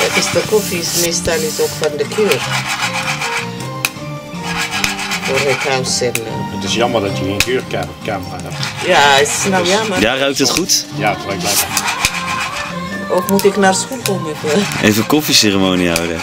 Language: Dutch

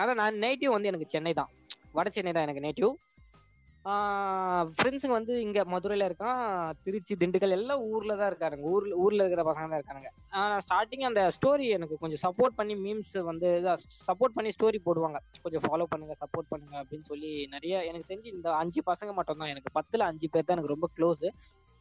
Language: Tamil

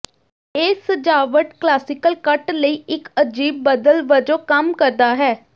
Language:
Punjabi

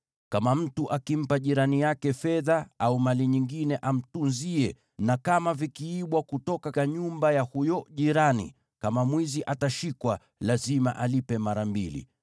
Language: Swahili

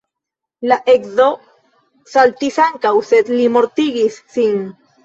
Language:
Esperanto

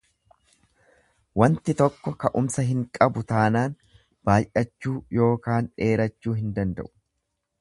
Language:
Oromo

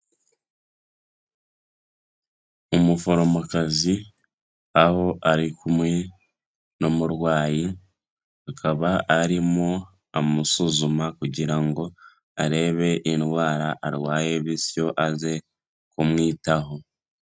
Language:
Kinyarwanda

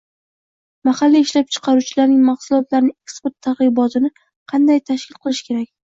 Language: Uzbek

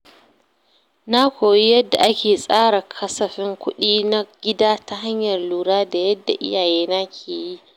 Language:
Hausa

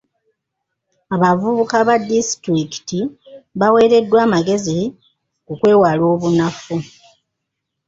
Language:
Ganda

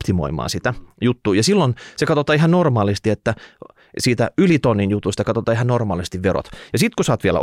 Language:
Finnish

